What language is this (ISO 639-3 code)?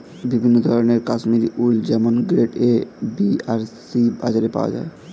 ben